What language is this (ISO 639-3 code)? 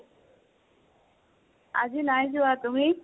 asm